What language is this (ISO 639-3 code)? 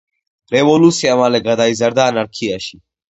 kat